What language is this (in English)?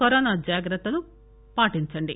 Telugu